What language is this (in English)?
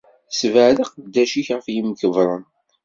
Kabyle